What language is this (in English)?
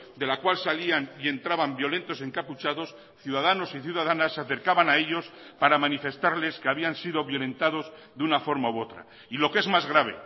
Spanish